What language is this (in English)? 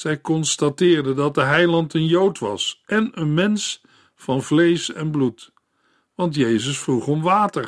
Dutch